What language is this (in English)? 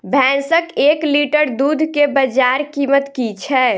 Maithili